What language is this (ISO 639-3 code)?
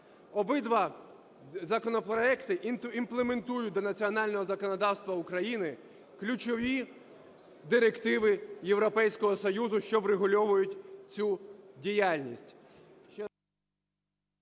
ukr